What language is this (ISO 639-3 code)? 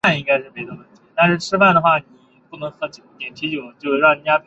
zho